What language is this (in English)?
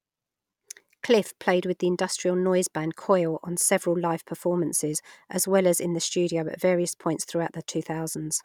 English